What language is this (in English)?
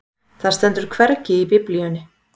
Icelandic